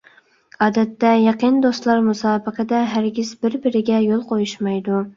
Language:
Uyghur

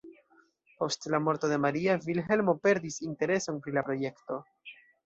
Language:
Esperanto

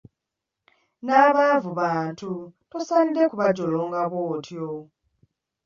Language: Ganda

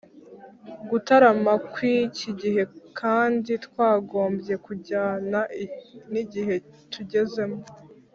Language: Kinyarwanda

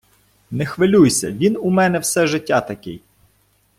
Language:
Ukrainian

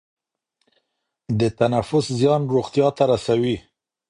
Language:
Pashto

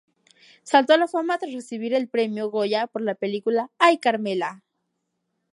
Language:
Spanish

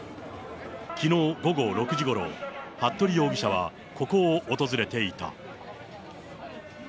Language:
Japanese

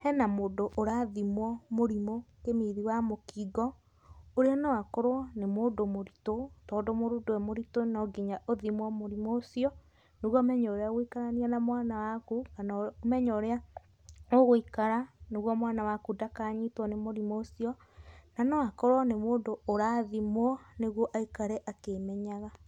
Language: Kikuyu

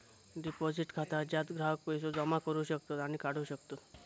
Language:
Marathi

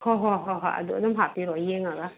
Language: Manipuri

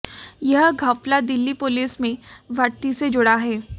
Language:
Hindi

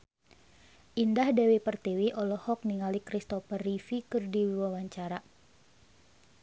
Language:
Sundanese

